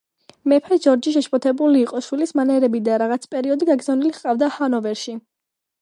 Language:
Georgian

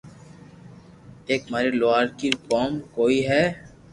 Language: Loarki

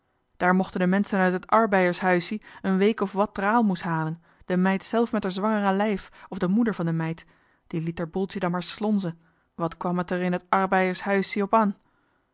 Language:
Dutch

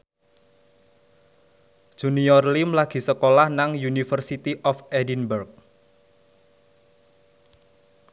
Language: Javanese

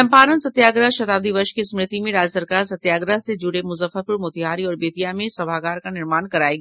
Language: Hindi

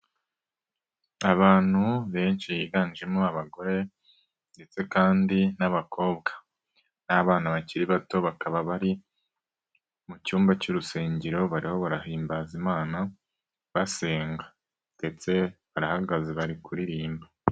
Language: Kinyarwanda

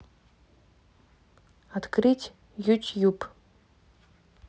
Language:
Russian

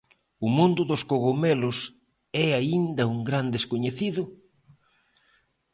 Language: Galician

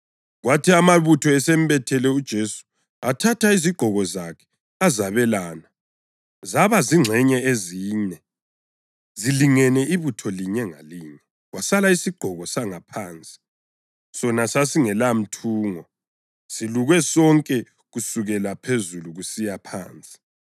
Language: North Ndebele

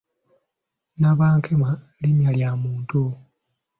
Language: Ganda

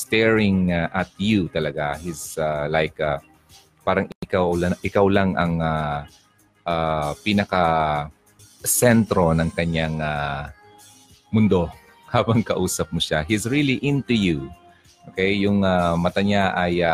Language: Filipino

